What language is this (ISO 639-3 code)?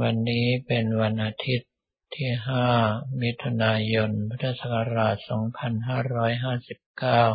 tha